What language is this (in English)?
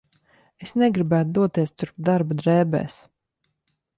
Latvian